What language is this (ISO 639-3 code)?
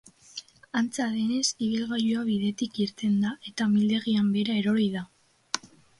eus